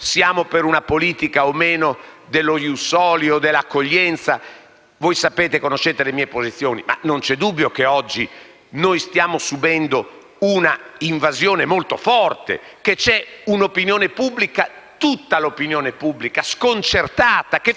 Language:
Italian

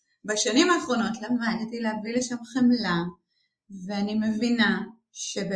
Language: Hebrew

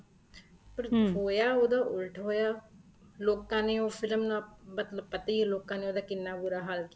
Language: Punjabi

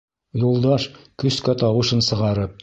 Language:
Bashkir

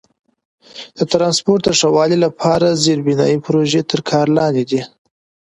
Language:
Pashto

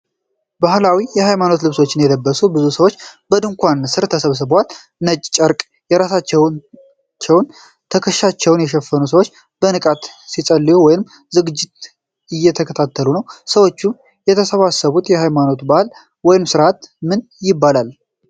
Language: Amharic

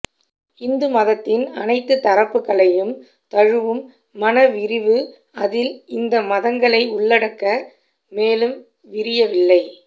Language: Tamil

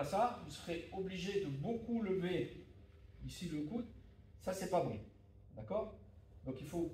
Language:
French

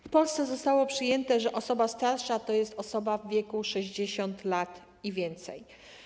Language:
Polish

